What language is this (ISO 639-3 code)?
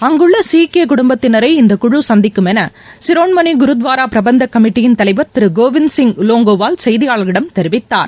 tam